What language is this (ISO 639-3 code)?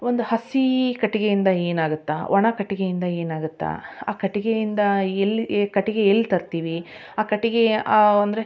kan